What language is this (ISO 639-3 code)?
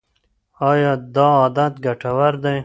pus